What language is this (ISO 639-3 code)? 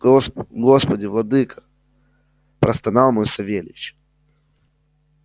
rus